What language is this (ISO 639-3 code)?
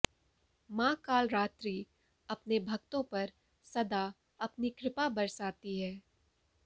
hin